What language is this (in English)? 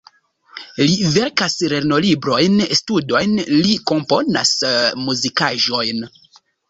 Esperanto